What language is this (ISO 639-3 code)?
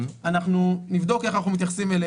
heb